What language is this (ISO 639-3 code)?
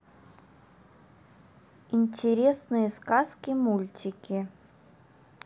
rus